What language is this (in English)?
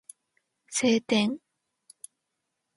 Japanese